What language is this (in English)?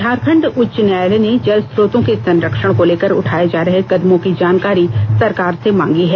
Hindi